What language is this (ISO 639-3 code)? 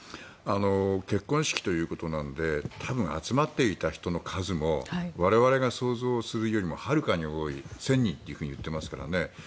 jpn